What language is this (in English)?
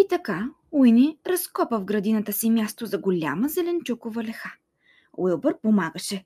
Bulgarian